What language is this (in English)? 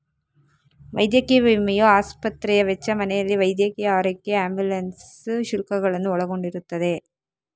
Kannada